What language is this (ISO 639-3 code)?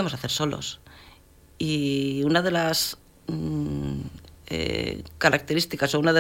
spa